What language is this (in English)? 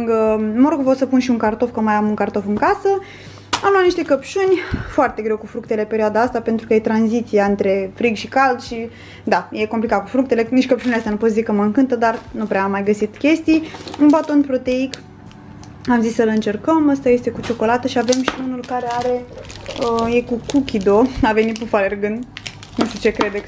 Romanian